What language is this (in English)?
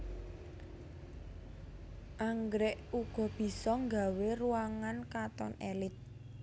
Javanese